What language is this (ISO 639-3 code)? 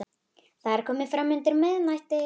isl